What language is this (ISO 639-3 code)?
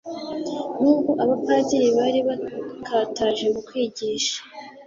kin